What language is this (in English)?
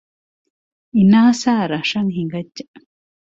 Divehi